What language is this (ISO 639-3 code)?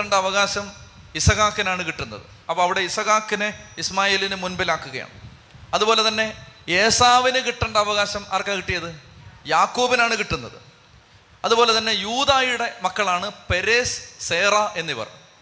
mal